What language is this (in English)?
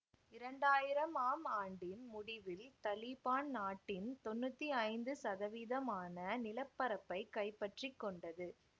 Tamil